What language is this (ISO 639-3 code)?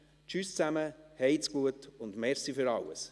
gsw